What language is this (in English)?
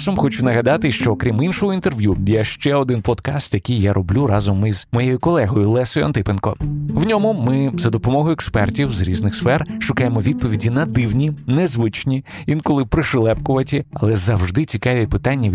Ukrainian